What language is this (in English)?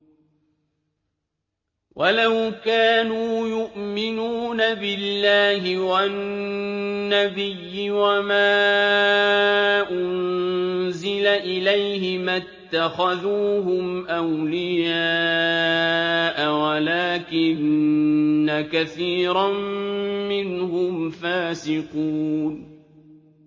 Arabic